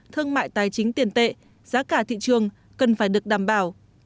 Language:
Vietnamese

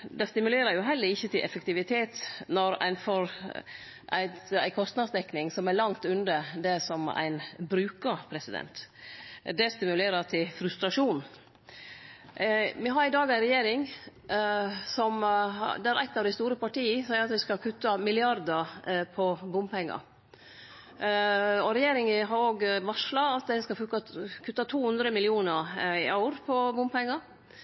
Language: Norwegian Nynorsk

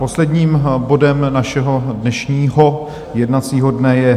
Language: Czech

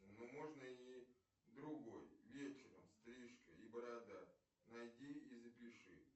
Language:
Russian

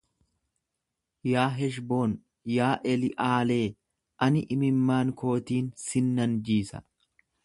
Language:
Oromo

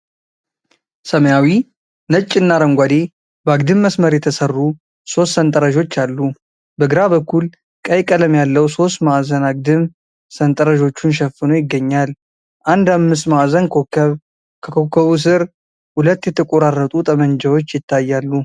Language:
Amharic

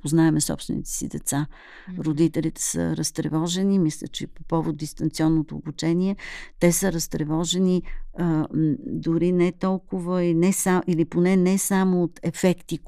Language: Bulgarian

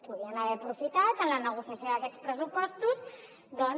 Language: Catalan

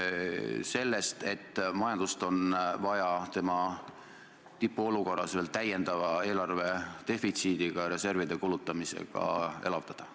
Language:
Estonian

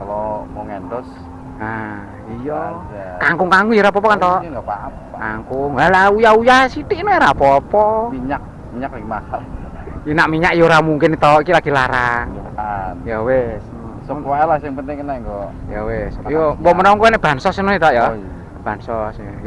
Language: Indonesian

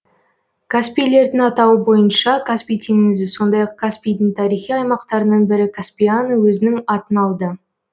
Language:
Kazakh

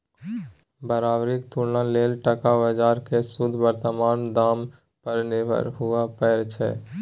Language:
Maithili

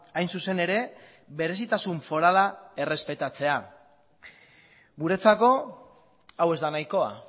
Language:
Basque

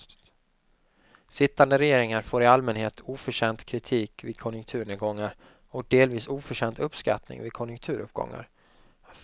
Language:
Swedish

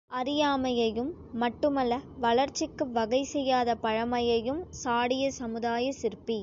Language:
Tamil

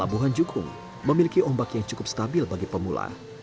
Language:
Indonesian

